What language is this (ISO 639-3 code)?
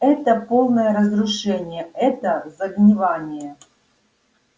rus